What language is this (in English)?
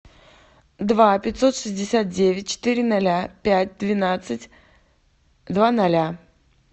Russian